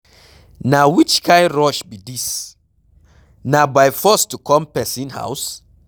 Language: Nigerian Pidgin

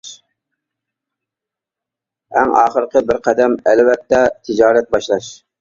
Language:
Uyghur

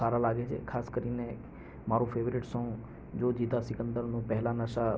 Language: Gujarati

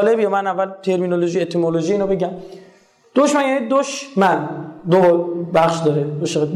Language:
Persian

